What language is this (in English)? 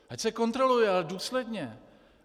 Czech